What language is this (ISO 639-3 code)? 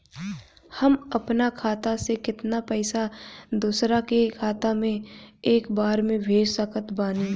bho